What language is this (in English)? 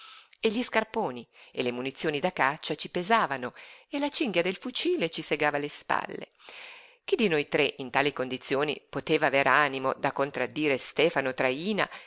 Italian